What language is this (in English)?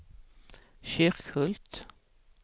Swedish